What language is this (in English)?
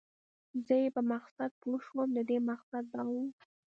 Pashto